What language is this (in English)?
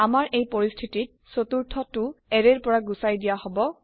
Assamese